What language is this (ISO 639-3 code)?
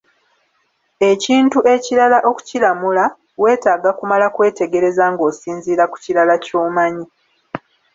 lug